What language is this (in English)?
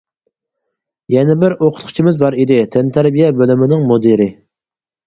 Uyghur